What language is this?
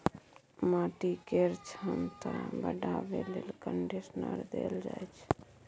Maithili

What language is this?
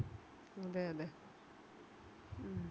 Malayalam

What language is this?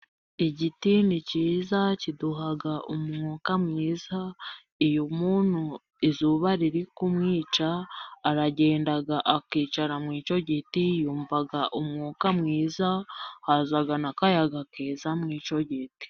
Kinyarwanda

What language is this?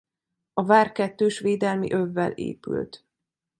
Hungarian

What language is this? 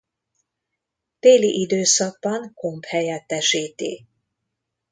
Hungarian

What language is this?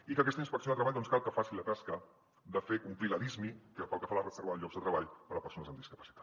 Catalan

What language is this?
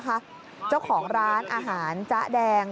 Thai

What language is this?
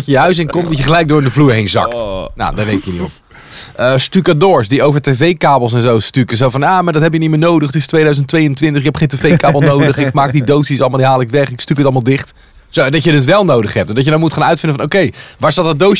Dutch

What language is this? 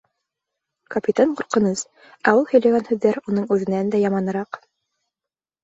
Bashkir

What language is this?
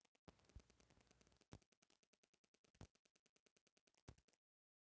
Bhojpuri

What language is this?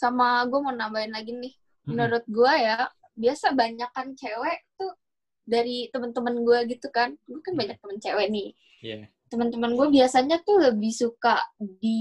Indonesian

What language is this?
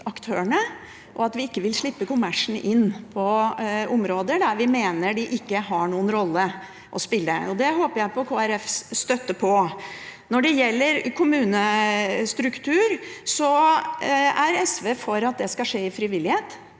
Norwegian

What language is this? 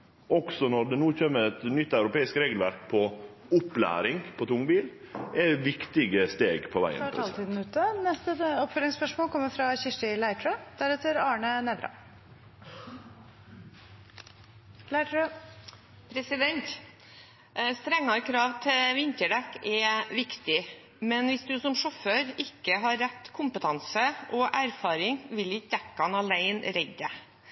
Norwegian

